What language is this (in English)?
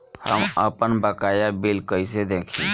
Bhojpuri